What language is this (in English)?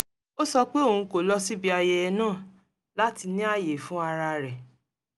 Yoruba